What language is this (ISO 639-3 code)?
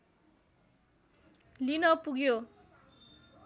nep